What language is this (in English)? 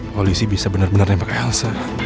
Indonesian